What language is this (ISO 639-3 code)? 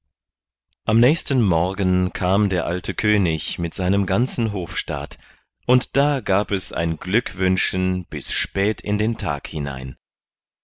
deu